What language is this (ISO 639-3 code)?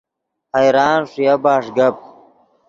ydg